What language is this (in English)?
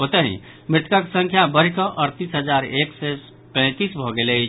Maithili